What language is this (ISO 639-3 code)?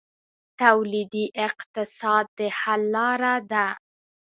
pus